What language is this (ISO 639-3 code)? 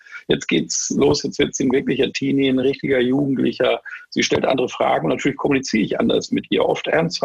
deu